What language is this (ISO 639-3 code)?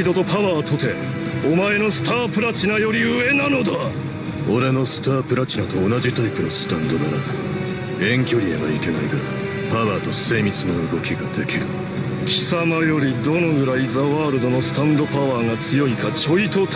jpn